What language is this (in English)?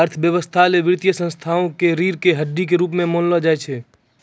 Maithili